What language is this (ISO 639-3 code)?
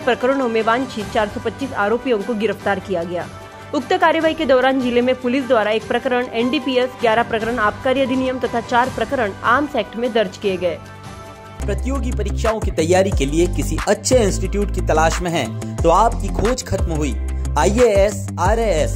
hin